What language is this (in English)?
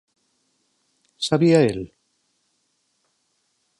Galician